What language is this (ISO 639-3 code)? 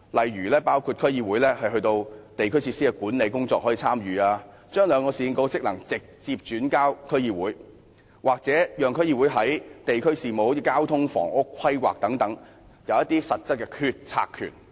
yue